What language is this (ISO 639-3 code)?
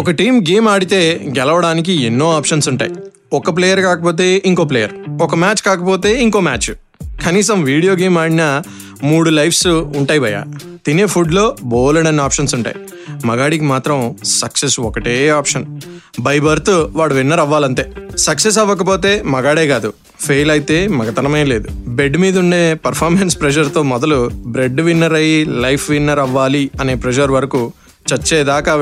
tel